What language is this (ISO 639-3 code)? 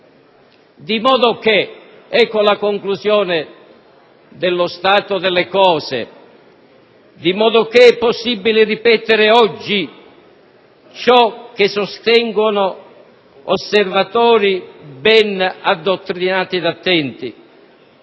ita